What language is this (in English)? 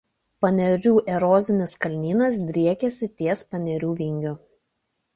Lithuanian